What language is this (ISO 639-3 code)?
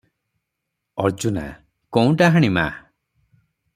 ori